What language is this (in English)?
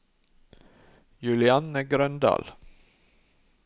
Norwegian